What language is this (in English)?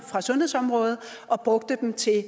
Danish